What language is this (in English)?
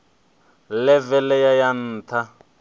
Venda